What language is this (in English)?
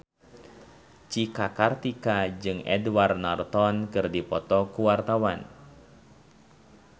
Sundanese